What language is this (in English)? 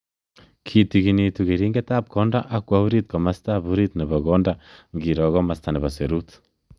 Kalenjin